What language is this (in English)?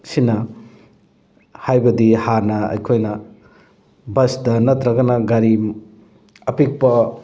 Manipuri